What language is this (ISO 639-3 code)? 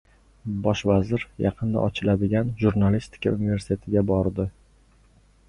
uzb